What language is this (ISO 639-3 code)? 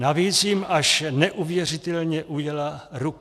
ces